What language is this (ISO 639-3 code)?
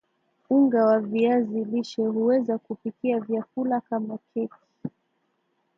swa